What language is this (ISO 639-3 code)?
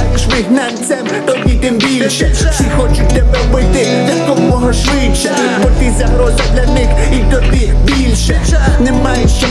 ukr